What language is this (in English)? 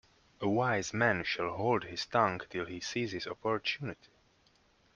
English